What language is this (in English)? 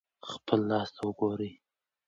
Pashto